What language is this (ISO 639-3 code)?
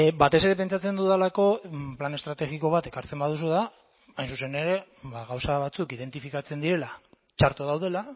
eus